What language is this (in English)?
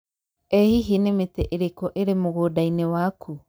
Kikuyu